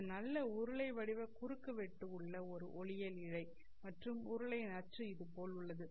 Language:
Tamil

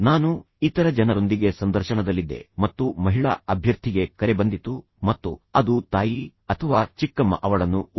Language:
Kannada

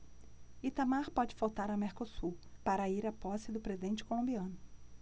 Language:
Portuguese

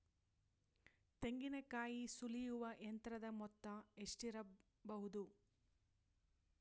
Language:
Kannada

